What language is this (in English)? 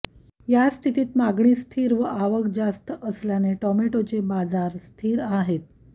Marathi